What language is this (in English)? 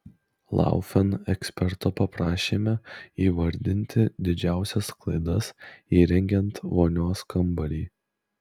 Lithuanian